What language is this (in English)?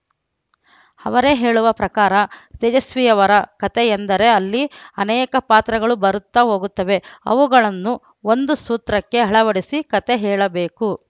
Kannada